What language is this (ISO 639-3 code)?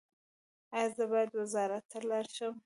pus